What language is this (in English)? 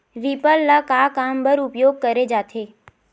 Chhattisgarhi